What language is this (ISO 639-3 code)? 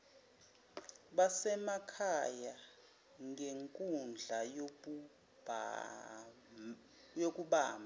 zul